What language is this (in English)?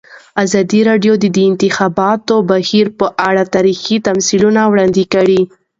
Pashto